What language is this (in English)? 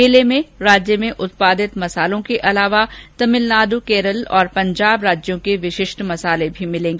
Hindi